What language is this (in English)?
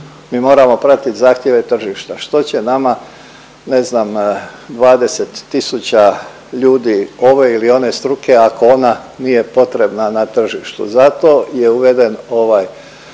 Croatian